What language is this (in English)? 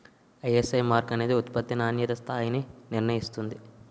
Telugu